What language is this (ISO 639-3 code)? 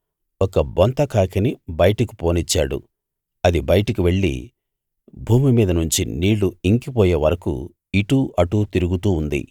tel